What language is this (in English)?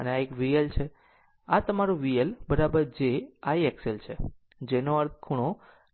Gujarati